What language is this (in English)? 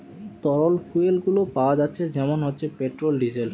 Bangla